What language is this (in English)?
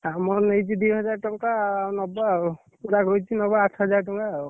Odia